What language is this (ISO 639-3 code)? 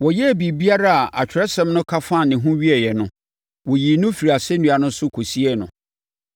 aka